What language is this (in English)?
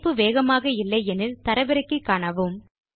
Tamil